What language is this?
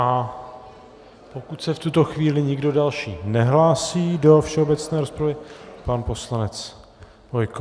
Czech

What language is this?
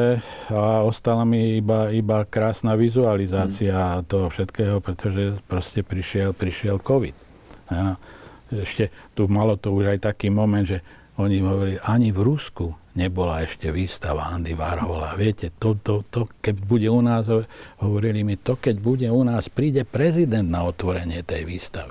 Slovak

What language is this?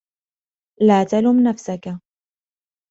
Arabic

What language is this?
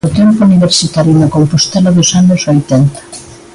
Galician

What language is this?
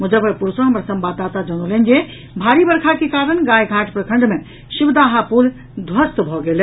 Maithili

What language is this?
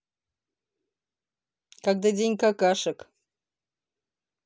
Russian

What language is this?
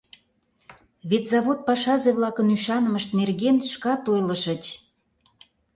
Mari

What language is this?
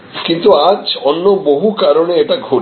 Bangla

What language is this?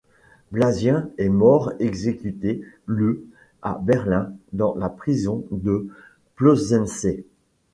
French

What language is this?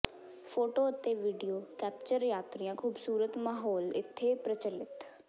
Punjabi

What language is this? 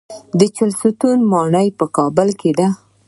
Pashto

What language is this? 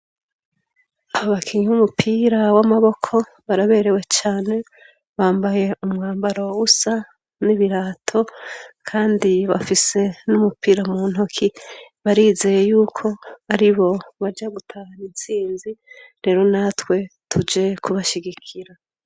Rundi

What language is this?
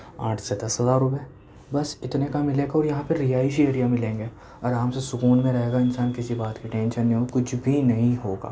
Urdu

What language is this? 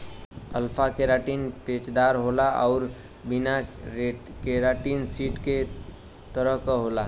Bhojpuri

